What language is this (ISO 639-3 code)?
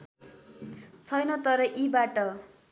nep